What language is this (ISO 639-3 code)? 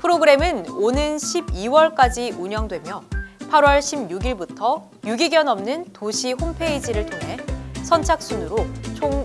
kor